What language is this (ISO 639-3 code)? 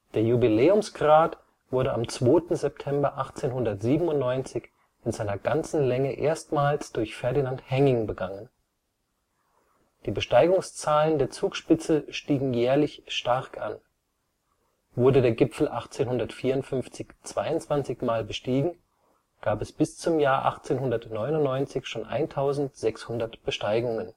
deu